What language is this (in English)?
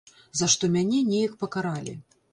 Belarusian